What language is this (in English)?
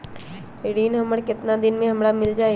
Magahi